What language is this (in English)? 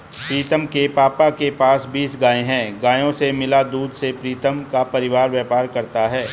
Hindi